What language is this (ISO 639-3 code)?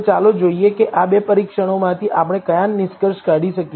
guj